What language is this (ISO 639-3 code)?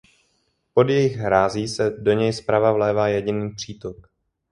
ces